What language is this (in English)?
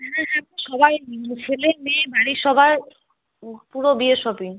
Bangla